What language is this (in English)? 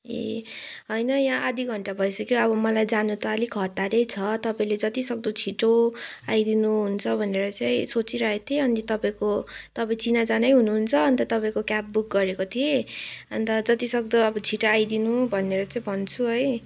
Nepali